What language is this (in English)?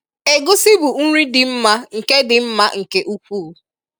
Igbo